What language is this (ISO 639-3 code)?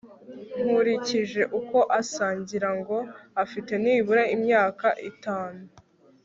kin